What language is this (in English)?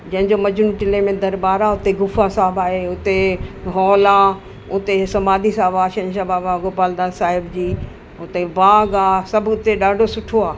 Sindhi